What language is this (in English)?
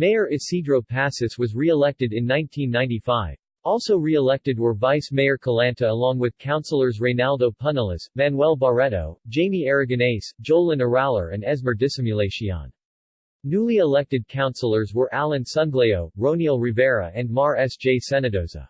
English